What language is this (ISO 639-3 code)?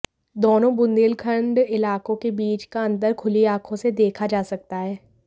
hin